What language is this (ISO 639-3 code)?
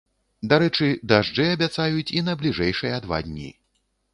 bel